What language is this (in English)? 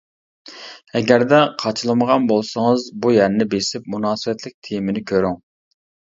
Uyghur